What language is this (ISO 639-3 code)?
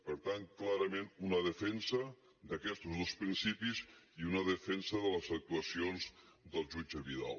cat